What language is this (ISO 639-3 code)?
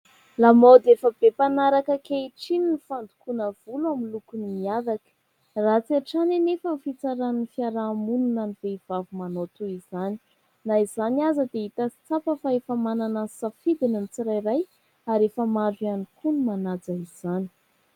mlg